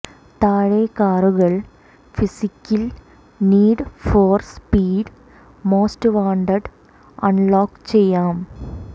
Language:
Malayalam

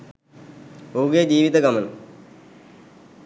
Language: Sinhala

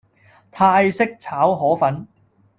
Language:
Cantonese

